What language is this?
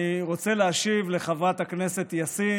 Hebrew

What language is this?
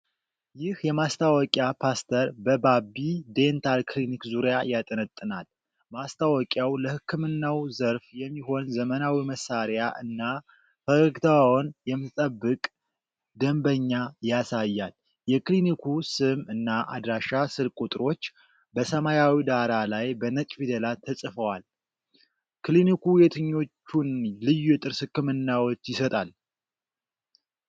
Amharic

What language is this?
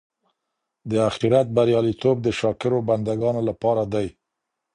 Pashto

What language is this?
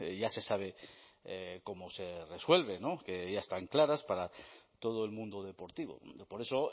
Spanish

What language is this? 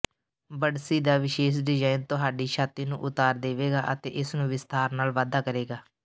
Punjabi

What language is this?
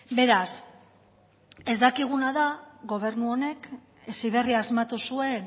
Basque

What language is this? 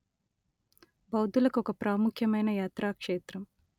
Telugu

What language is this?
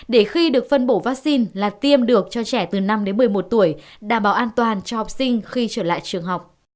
Vietnamese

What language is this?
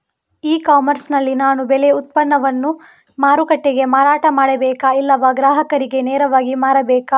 Kannada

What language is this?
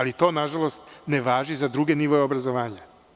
Serbian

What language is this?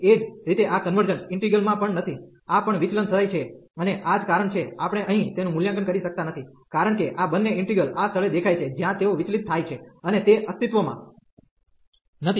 Gujarati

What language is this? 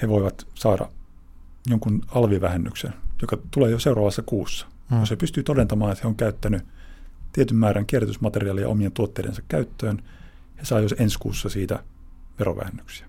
Finnish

